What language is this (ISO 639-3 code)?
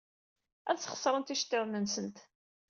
kab